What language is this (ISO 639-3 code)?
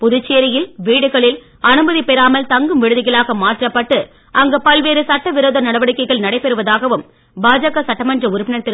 tam